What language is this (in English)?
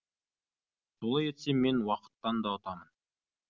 Kazakh